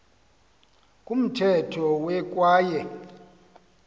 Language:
Xhosa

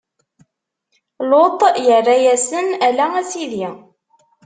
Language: Kabyle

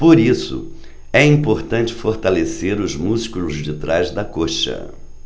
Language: Portuguese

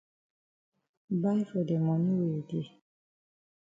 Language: Cameroon Pidgin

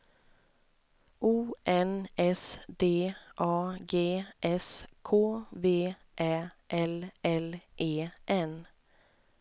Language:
Swedish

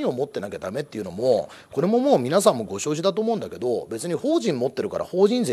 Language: Japanese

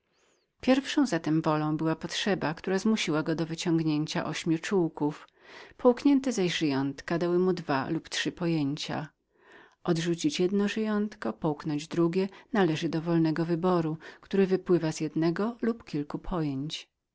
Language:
Polish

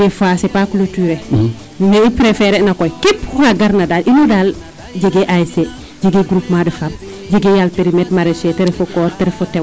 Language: Serer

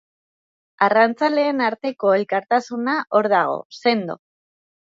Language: Basque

